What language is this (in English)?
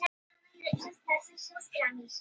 Icelandic